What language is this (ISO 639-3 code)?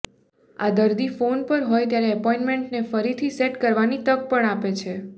guj